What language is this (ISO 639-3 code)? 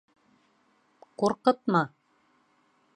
bak